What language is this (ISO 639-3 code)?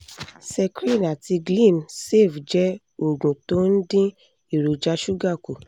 yor